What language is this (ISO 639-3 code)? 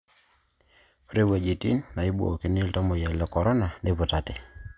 mas